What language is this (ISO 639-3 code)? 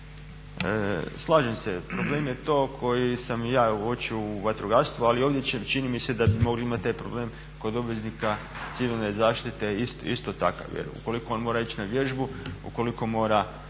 hrv